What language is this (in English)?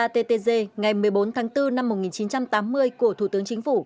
Vietnamese